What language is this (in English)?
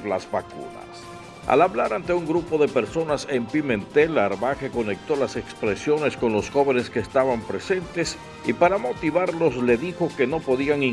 Spanish